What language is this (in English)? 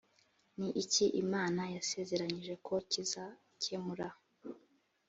Kinyarwanda